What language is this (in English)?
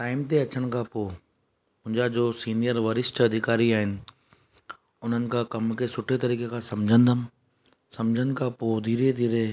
Sindhi